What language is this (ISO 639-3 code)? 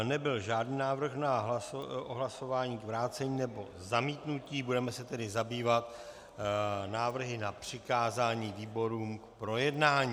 ces